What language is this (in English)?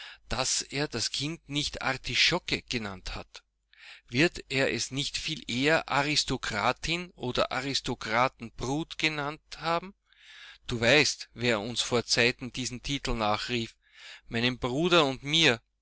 German